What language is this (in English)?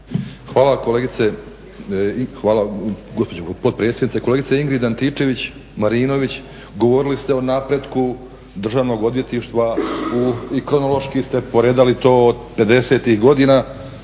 Croatian